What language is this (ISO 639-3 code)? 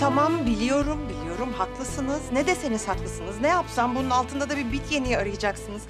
tur